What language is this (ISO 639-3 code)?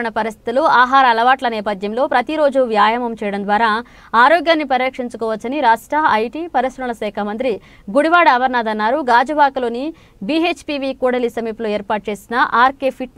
tel